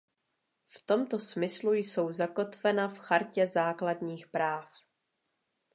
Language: Czech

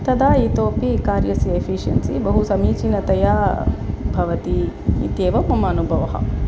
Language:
Sanskrit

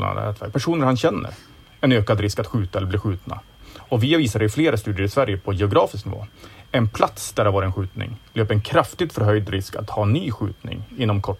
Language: Swedish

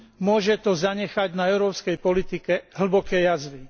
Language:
Slovak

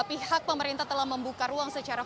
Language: Indonesian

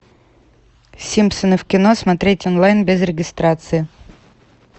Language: Russian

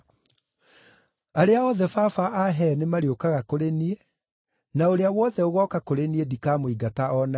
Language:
Kikuyu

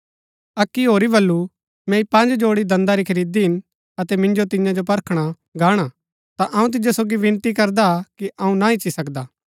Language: Gaddi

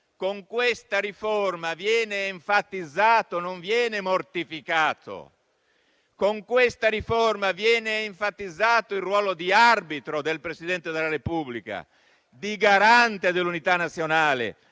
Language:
Italian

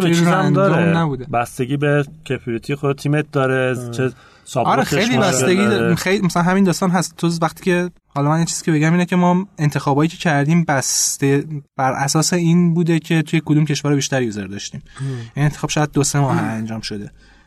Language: Persian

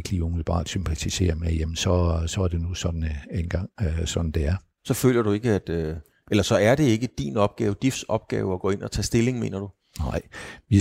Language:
Danish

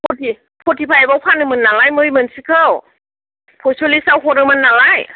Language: Bodo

